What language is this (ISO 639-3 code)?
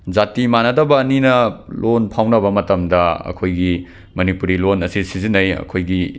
mni